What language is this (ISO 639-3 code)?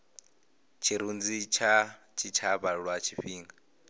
ven